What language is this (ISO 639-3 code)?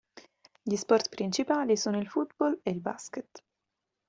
ita